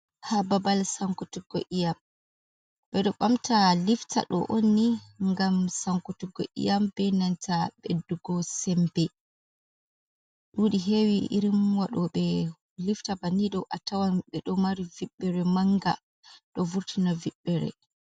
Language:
Fula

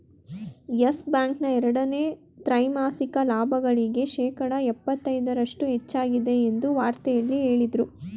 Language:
Kannada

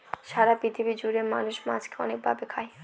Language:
Bangla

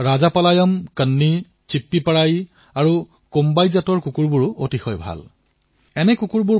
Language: Assamese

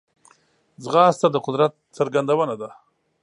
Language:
Pashto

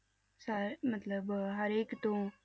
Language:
Punjabi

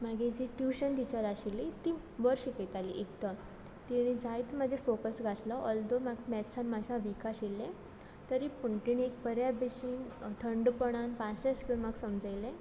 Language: Konkani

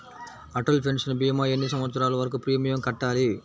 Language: Telugu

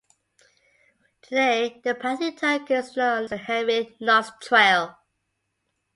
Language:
English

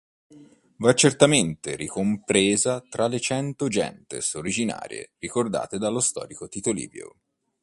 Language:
Italian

